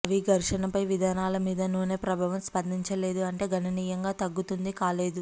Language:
Telugu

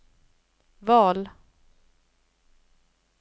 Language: Swedish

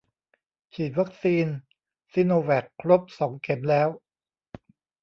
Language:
Thai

